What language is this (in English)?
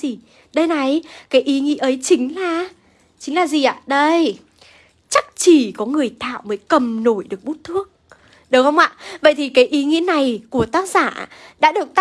Vietnamese